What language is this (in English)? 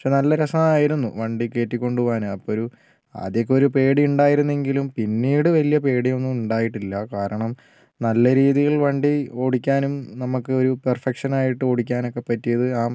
Malayalam